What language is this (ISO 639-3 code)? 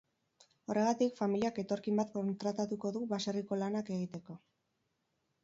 eus